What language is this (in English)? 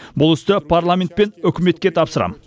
Kazakh